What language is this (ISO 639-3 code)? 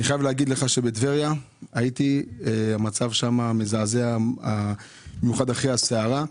heb